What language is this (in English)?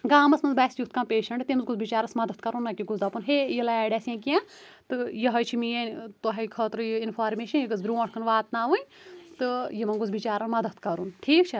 Kashmiri